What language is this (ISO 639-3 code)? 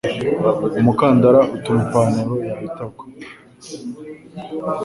kin